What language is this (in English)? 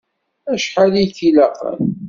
Kabyle